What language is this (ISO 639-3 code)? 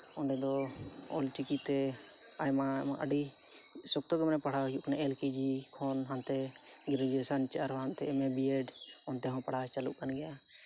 sat